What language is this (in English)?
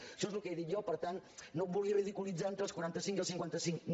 Catalan